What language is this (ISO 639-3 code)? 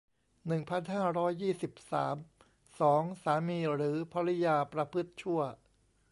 tha